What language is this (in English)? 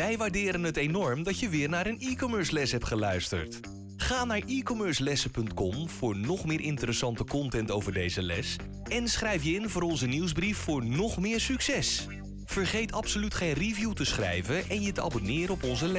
Dutch